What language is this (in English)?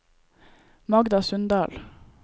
Norwegian